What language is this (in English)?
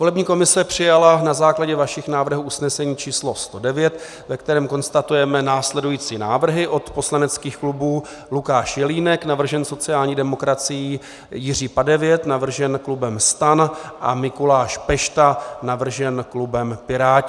Czech